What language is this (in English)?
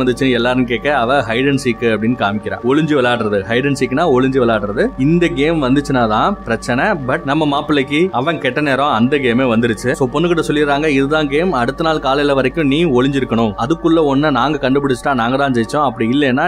Tamil